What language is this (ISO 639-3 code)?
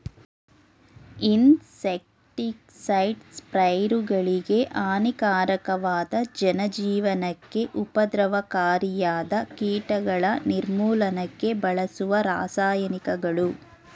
kan